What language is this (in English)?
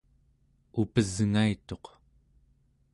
Central Yupik